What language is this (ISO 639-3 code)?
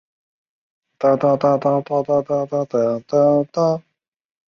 zho